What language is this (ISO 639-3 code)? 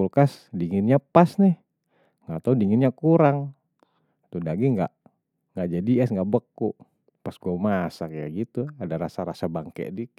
bew